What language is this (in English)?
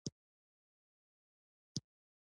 Pashto